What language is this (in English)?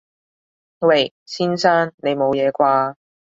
Cantonese